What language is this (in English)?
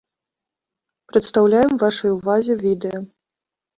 Belarusian